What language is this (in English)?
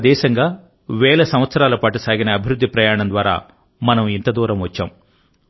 Telugu